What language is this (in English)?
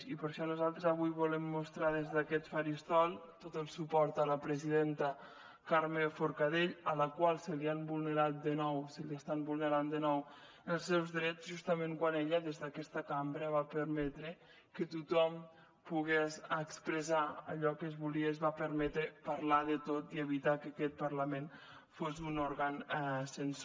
Catalan